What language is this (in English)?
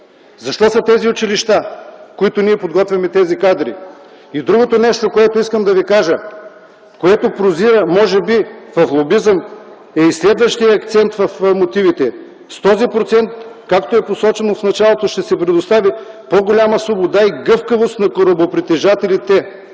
Bulgarian